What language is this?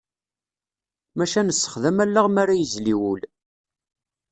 Kabyle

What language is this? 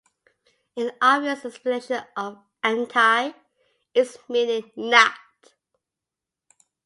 English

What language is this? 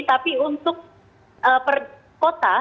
Indonesian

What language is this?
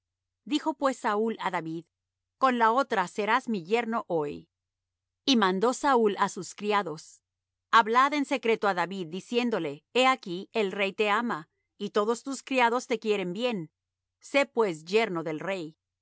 Spanish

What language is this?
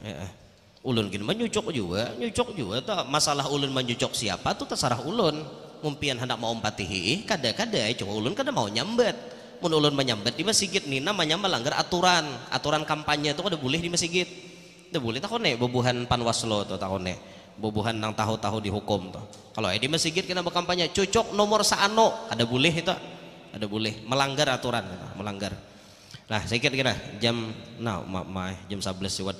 Indonesian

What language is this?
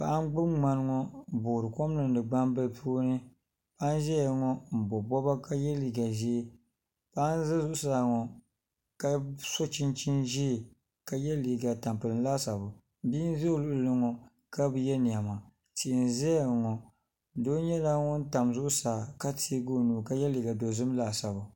Dagbani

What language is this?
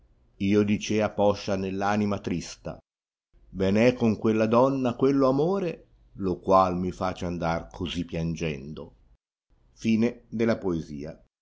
Italian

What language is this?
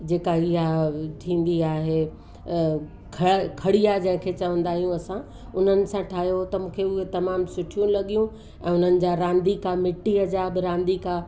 Sindhi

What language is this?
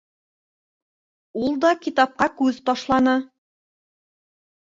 Bashkir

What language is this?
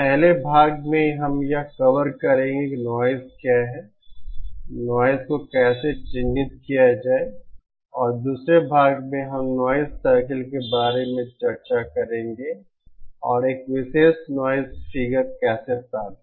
Hindi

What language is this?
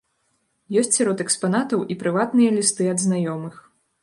Belarusian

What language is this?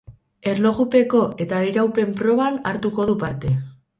Basque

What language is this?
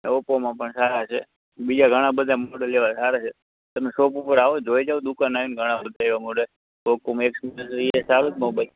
Gujarati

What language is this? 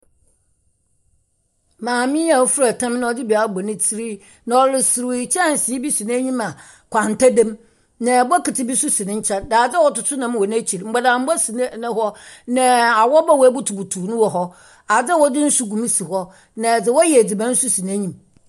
Akan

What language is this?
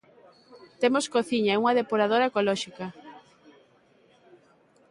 Galician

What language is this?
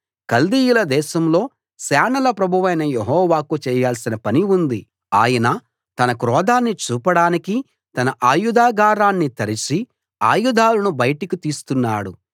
Telugu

